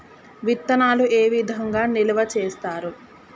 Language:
Telugu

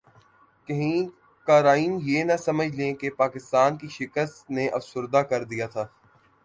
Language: Urdu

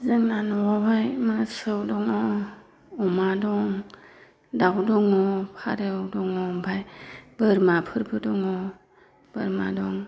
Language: Bodo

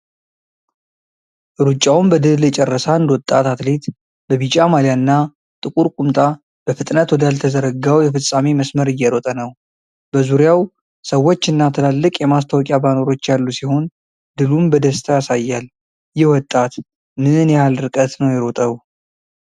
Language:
Amharic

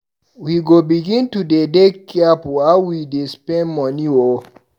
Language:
Nigerian Pidgin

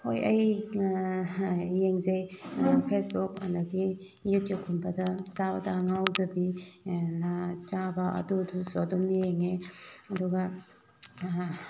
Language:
Manipuri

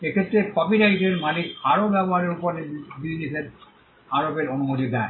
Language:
Bangla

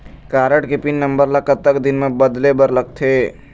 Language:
Chhattisgarhi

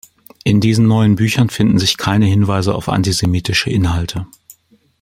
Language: German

